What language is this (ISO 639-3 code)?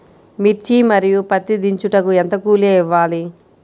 tel